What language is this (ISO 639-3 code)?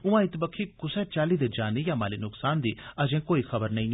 doi